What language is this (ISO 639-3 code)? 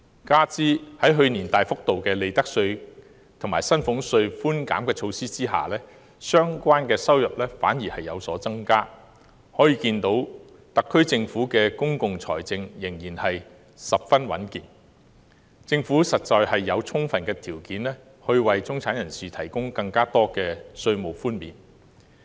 yue